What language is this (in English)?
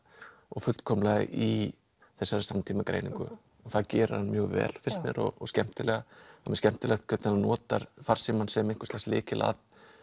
Icelandic